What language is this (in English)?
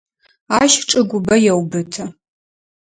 Adyghe